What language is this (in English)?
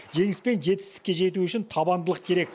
Kazakh